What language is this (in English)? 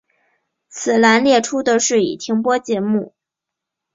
Chinese